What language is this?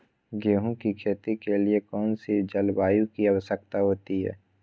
Magahi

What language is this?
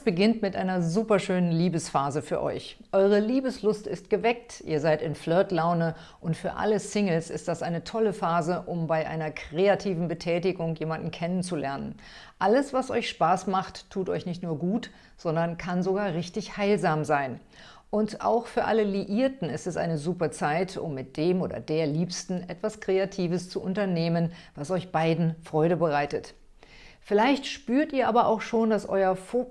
German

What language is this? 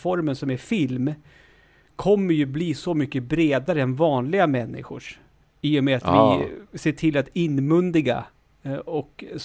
Swedish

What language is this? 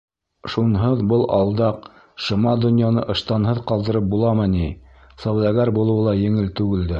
Bashkir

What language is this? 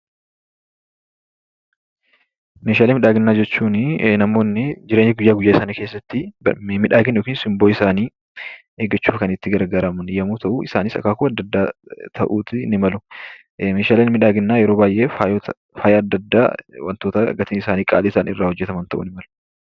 Oromo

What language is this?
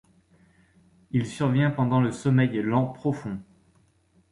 French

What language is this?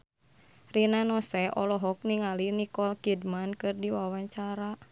Sundanese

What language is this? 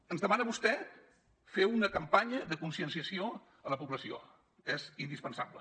Catalan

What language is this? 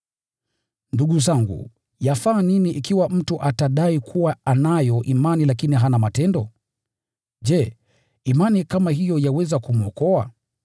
Swahili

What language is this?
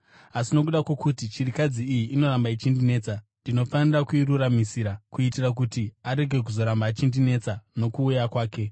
Shona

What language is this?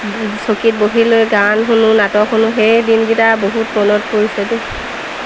Assamese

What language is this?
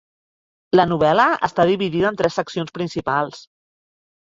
Catalan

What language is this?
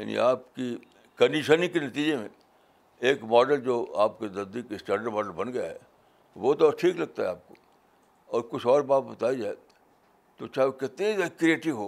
Urdu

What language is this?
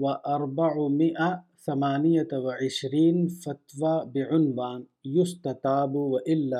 Urdu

